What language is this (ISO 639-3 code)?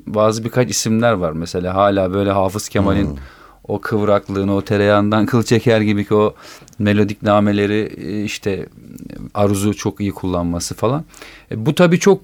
tur